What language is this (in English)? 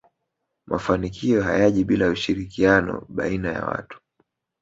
Swahili